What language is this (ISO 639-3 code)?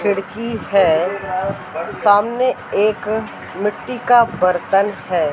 hin